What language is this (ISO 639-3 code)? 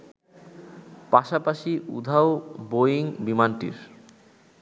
ben